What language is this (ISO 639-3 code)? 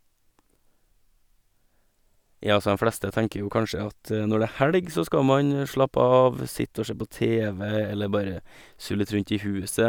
nor